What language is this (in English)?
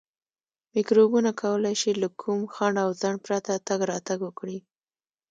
Pashto